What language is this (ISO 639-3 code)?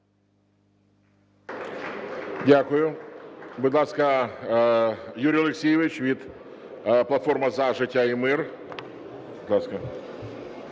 ukr